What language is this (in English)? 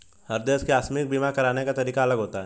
Hindi